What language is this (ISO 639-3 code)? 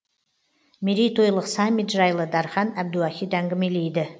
kaz